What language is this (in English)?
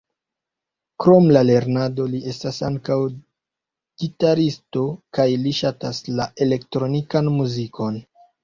Esperanto